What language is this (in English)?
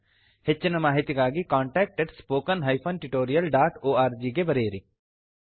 Kannada